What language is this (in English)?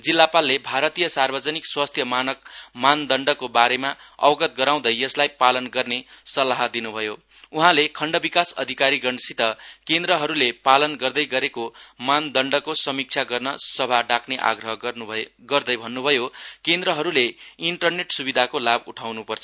Nepali